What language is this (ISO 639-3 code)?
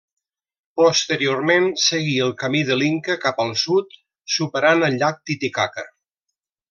cat